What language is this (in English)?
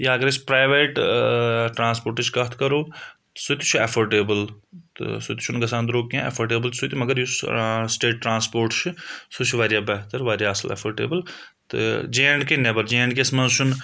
Kashmiri